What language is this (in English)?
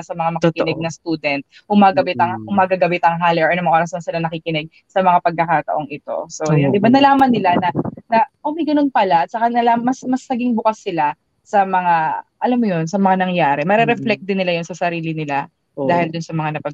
Filipino